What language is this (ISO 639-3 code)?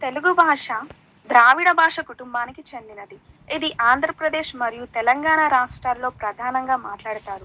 tel